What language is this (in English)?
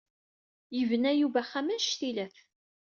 Kabyle